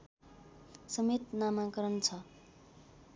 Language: Nepali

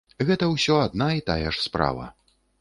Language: Belarusian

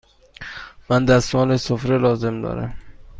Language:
Persian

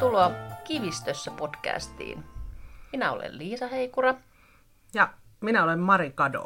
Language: Finnish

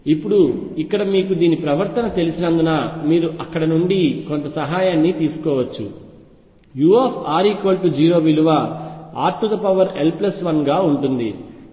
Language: Telugu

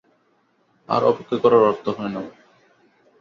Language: Bangla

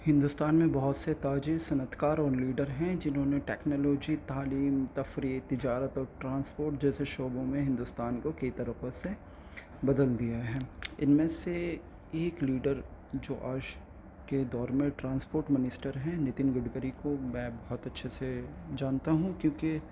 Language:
Urdu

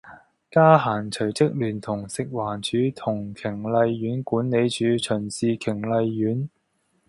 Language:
Cantonese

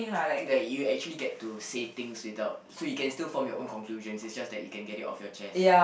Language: English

